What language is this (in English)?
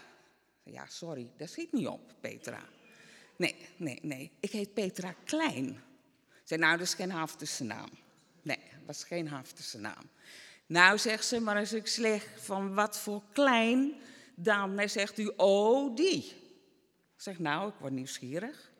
Dutch